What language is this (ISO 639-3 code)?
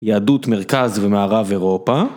heb